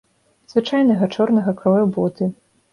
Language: Belarusian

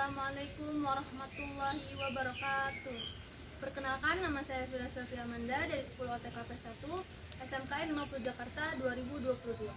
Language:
Indonesian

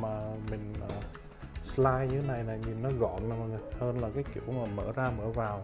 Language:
Vietnamese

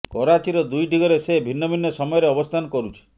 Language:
Odia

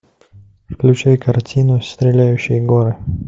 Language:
Russian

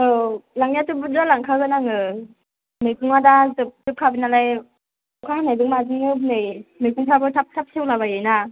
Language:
Bodo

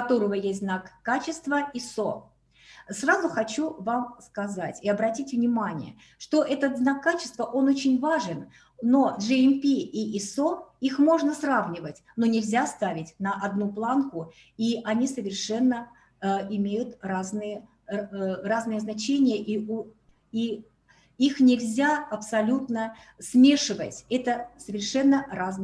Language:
Russian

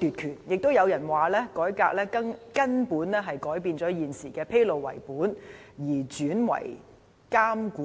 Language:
Cantonese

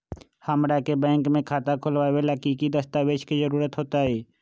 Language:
Magahi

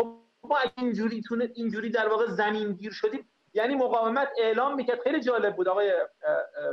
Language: Persian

